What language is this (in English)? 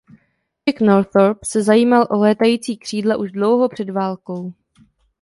Czech